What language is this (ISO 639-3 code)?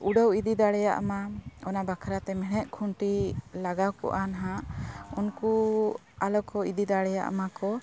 sat